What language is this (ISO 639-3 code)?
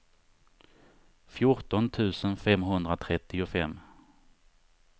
swe